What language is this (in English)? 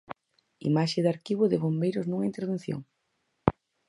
Galician